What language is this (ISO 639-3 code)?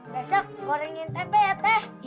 ind